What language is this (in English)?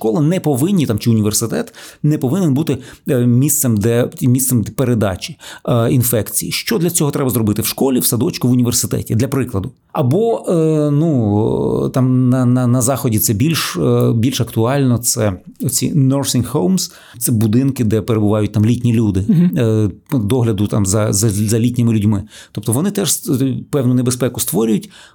Ukrainian